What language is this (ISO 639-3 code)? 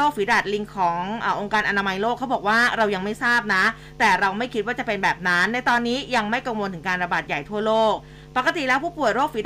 tha